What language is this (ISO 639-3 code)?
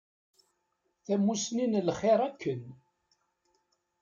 kab